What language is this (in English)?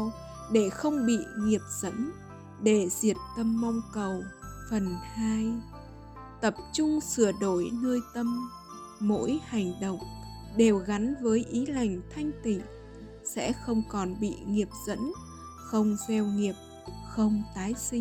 Vietnamese